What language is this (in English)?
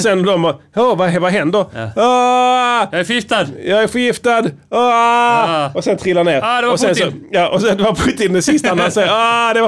Swedish